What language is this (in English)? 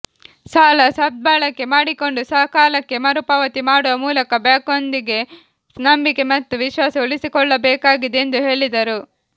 Kannada